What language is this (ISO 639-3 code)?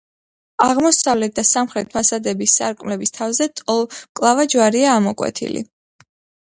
kat